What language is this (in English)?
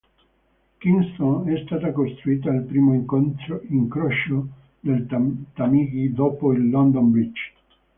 Italian